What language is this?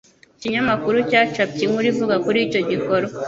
Kinyarwanda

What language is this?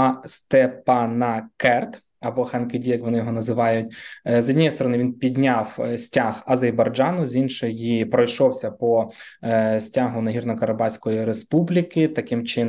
Ukrainian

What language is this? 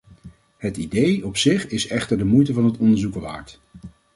Dutch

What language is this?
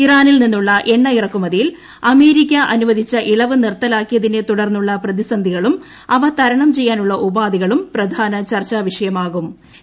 Malayalam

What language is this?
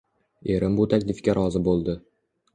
Uzbek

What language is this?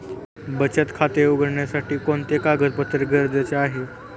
Marathi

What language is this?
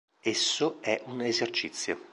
Italian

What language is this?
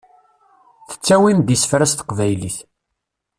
Kabyle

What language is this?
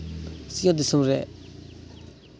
Santali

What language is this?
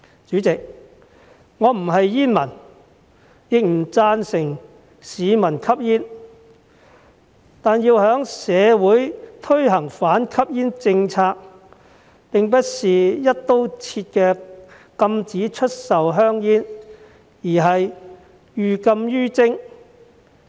Cantonese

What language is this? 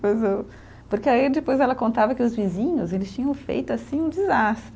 Portuguese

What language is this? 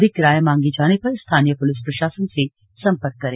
Hindi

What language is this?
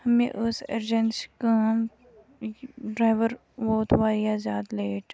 Kashmiri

